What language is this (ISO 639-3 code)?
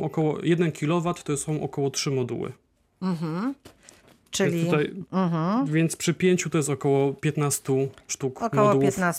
pol